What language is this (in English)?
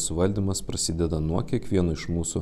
Lithuanian